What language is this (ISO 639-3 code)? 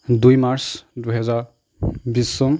asm